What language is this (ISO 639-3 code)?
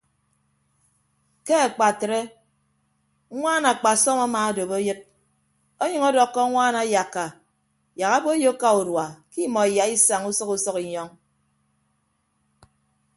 ibb